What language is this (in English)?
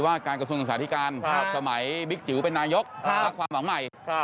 Thai